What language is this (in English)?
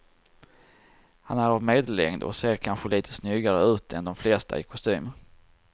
Swedish